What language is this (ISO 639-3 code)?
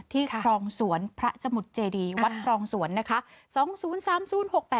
tha